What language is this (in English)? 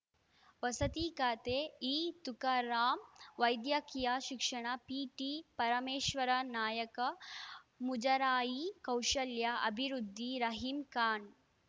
Kannada